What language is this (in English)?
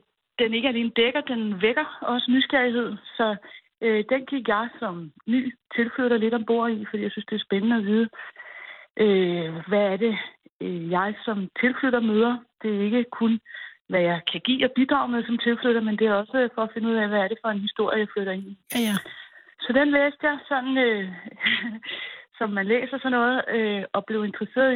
Danish